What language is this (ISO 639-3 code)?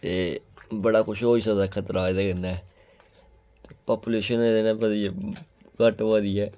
doi